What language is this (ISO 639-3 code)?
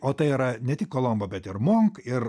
lit